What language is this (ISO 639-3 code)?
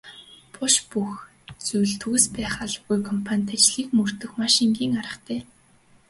mon